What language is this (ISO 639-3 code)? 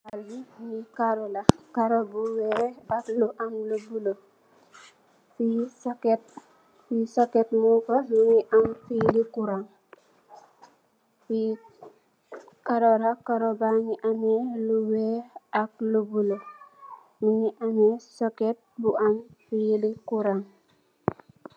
wol